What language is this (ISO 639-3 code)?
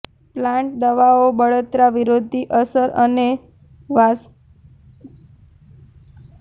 guj